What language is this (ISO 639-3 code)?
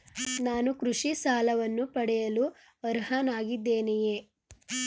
kan